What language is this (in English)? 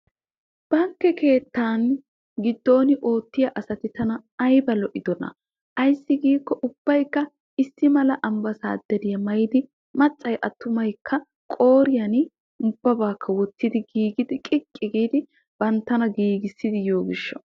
Wolaytta